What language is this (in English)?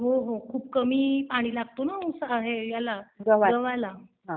Marathi